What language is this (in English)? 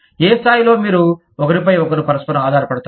Telugu